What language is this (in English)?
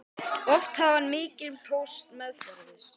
Icelandic